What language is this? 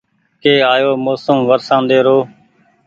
Goaria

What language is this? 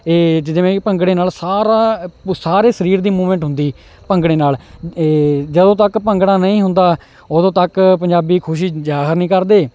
Punjabi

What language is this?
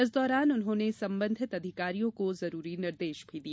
Hindi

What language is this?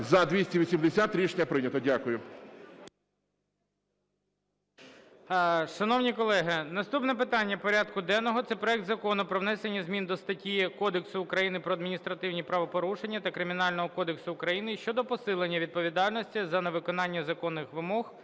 Ukrainian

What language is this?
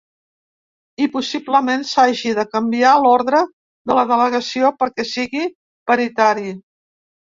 Catalan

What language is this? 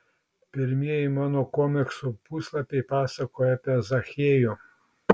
Lithuanian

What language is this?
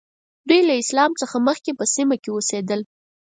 Pashto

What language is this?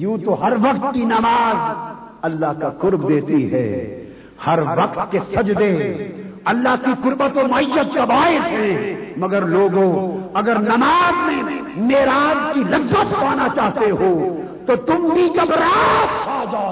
Urdu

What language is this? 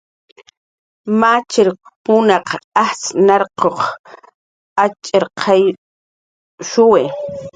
Jaqaru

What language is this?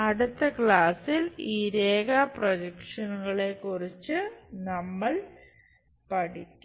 Malayalam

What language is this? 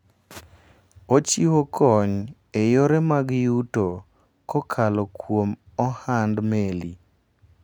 Luo (Kenya and Tanzania)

